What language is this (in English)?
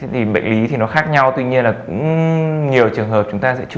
Vietnamese